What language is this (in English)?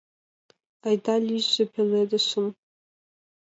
Mari